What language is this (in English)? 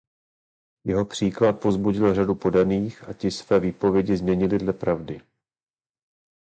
Czech